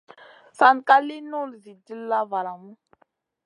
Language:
Masana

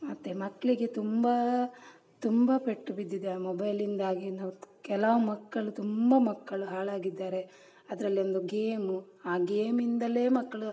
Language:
Kannada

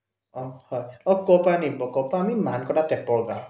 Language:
Assamese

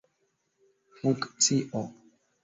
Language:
Esperanto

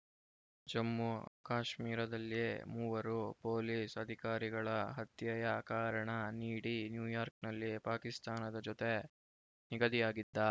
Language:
Kannada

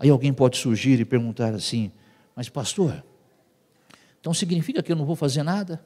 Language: Portuguese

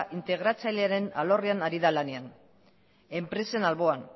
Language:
Basque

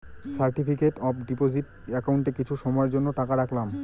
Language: Bangla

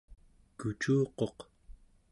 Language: Central Yupik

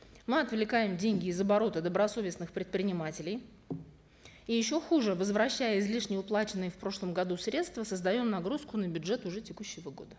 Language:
Kazakh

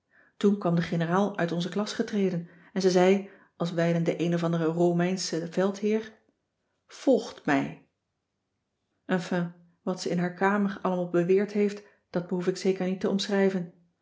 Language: Dutch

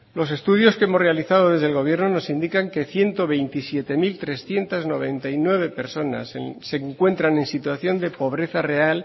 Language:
Spanish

